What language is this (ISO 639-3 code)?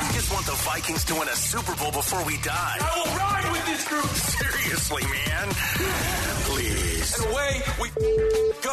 eng